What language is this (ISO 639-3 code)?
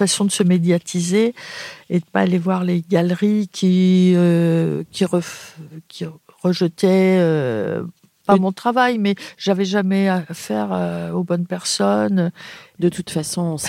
fra